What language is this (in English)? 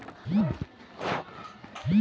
Magahi